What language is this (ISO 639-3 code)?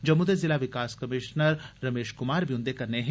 doi